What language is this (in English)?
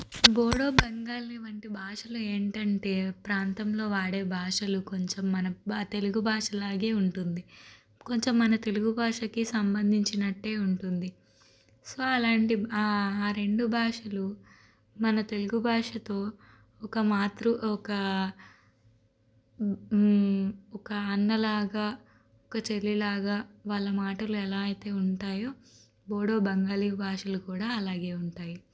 Telugu